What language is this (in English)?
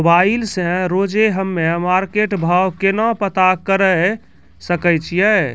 Maithili